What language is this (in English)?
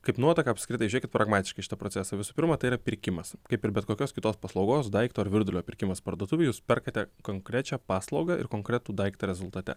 Lithuanian